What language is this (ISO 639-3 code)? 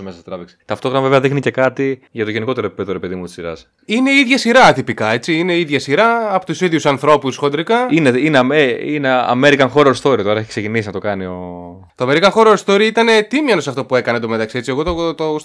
ell